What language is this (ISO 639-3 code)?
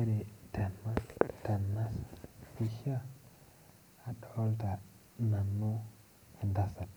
mas